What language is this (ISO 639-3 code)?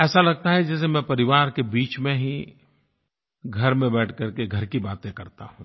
hin